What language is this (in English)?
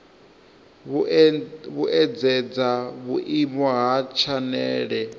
Venda